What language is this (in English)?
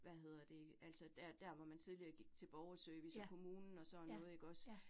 Danish